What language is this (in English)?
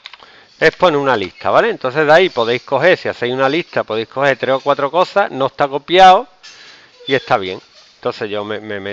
Spanish